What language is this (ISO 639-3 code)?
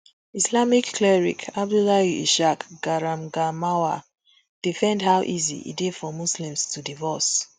pcm